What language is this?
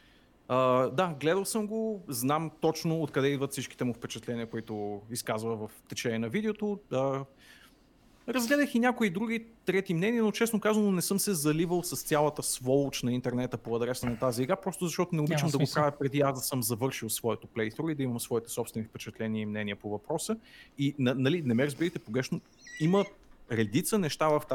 Bulgarian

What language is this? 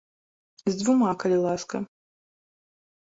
Belarusian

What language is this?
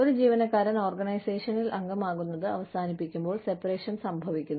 Malayalam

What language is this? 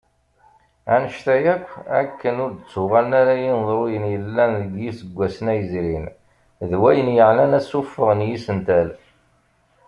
Kabyle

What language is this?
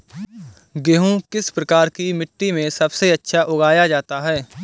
Hindi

